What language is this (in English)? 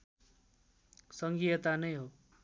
Nepali